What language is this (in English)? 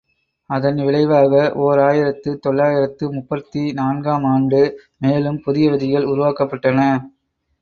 Tamil